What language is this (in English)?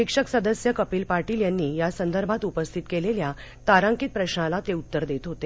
Marathi